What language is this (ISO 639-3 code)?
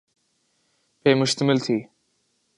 urd